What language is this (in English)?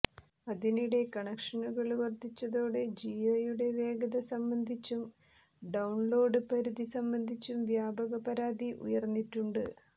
Malayalam